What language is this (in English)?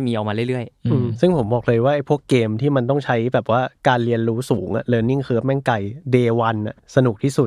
Thai